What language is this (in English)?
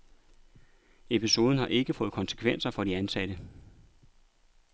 Danish